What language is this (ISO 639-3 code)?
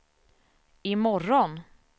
swe